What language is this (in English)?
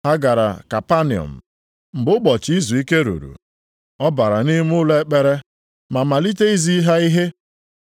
Igbo